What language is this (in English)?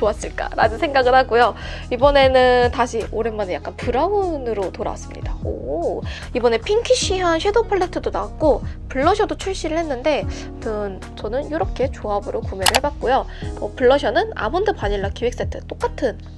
Korean